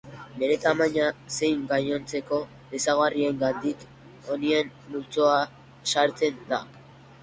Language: Basque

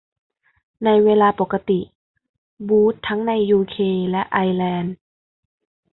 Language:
Thai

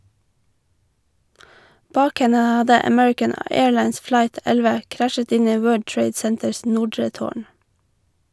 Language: Norwegian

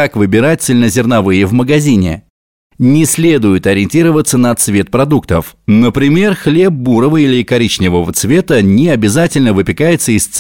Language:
Russian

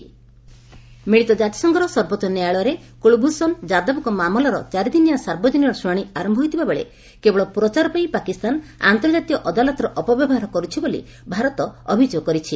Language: Odia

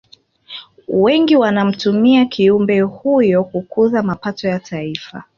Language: Swahili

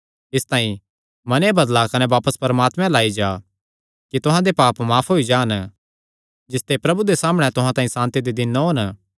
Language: Kangri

